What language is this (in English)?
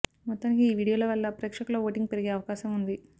Telugu